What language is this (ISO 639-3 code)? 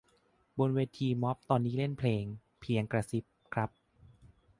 tha